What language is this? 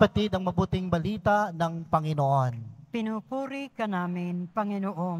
Filipino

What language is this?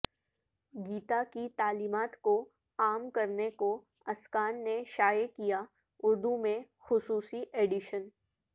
Urdu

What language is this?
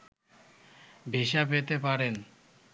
Bangla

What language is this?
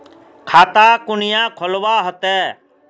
Magahi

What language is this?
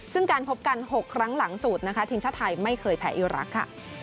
Thai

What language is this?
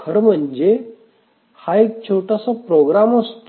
Marathi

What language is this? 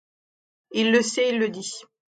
French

